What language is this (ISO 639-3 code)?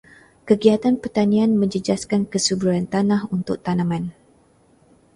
msa